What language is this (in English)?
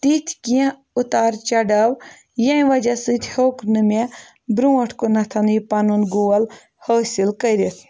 Kashmiri